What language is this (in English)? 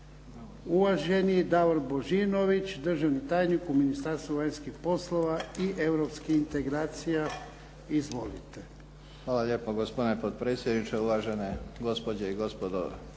Croatian